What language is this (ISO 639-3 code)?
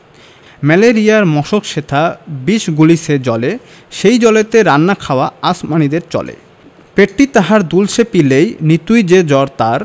ben